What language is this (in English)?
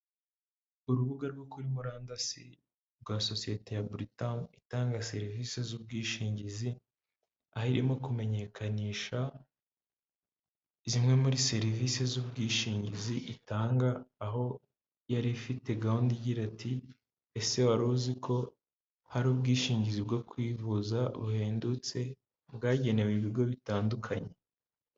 Kinyarwanda